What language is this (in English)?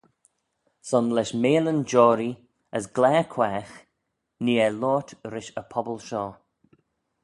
Manx